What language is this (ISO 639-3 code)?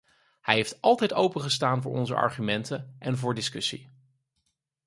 nld